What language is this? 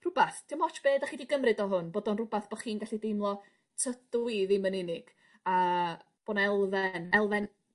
Welsh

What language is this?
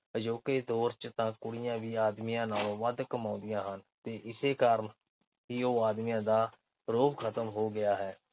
Punjabi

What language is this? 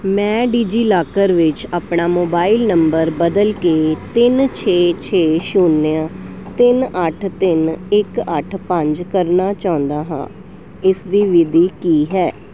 Punjabi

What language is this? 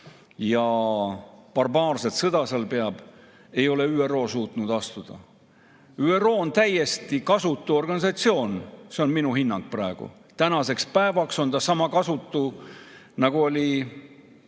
Estonian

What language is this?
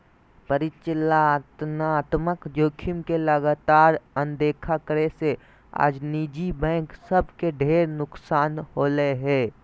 Magahi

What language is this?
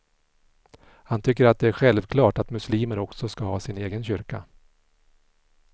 Swedish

